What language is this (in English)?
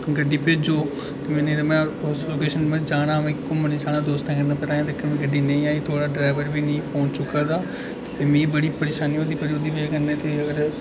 Dogri